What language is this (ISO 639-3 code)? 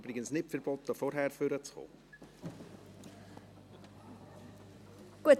gsw